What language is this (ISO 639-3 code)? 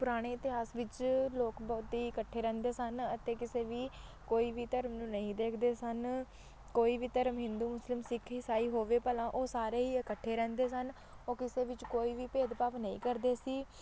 pan